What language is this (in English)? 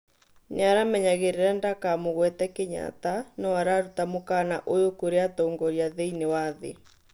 Kikuyu